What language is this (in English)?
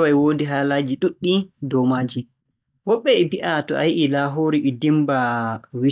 Borgu Fulfulde